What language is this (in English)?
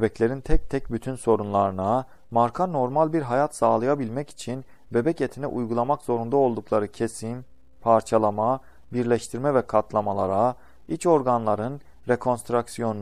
Turkish